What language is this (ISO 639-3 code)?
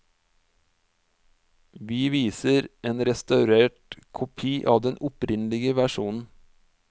nor